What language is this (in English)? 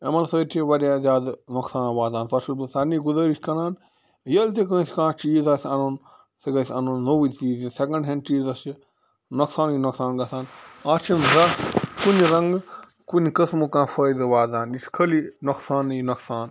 Kashmiri